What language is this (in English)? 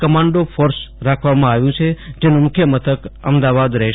Gujarati